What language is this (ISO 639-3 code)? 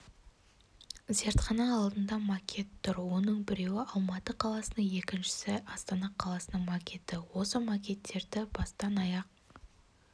kaz